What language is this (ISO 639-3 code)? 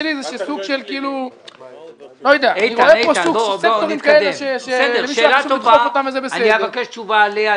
heb